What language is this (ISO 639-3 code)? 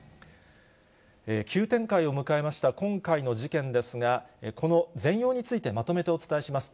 jpn